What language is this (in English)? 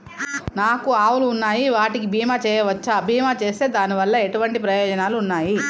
Telugu